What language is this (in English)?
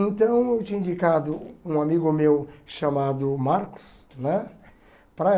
Portuguese